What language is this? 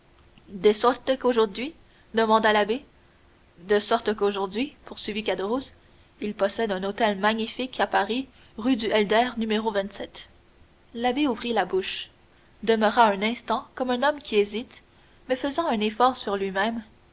French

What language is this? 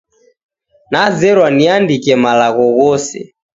Taita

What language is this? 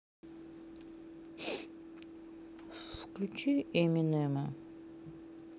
Russian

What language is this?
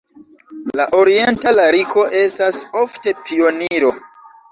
Esperanto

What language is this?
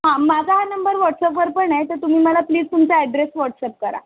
Marathi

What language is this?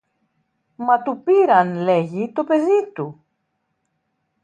Greek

